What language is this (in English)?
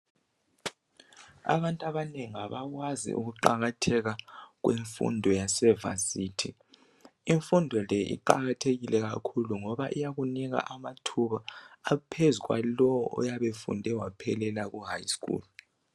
North Ndebele